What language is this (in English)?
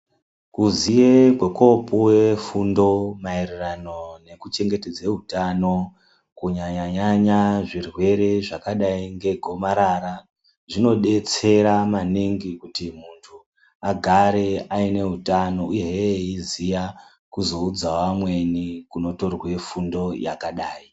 Ndau